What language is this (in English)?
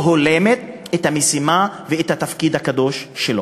Hebrew